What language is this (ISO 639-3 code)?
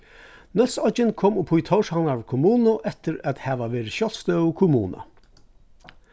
fao